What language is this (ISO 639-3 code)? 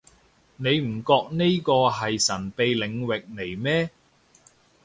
yue